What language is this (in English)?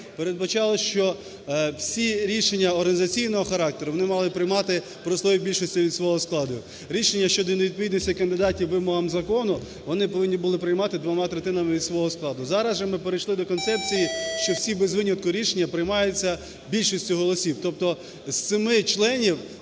Ukrainian